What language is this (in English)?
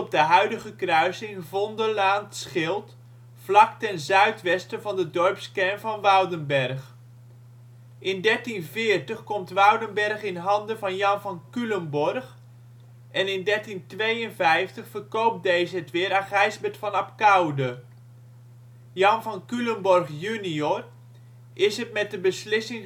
Dutch